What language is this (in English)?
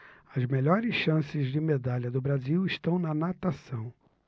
Portuguese